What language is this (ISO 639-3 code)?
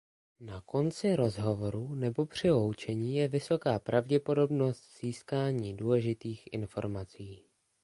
ces